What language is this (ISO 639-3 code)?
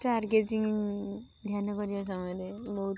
ori